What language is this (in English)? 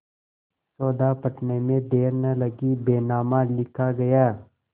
Hindi